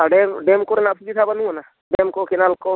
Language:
Santali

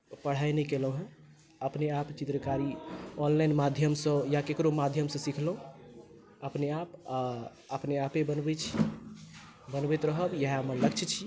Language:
Maithili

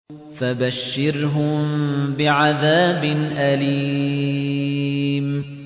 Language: Arabic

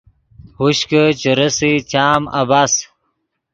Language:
Yidgha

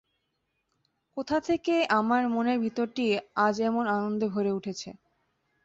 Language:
Bangla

